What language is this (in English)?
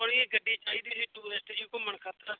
Punjabi